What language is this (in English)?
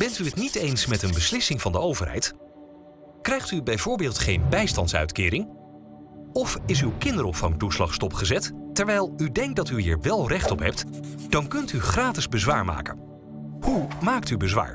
Dutch